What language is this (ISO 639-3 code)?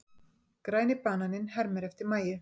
isl